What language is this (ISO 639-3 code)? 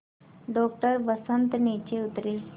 hin